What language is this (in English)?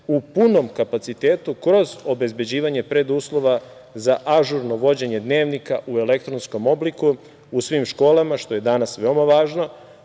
Serbian